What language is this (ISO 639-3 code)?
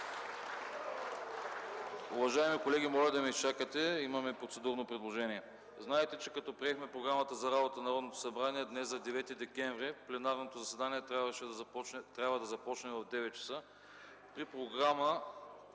bul